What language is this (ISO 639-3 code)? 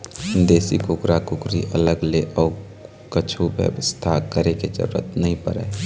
hne